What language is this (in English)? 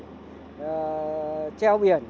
Vietnamese